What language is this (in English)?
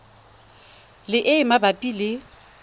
Tswana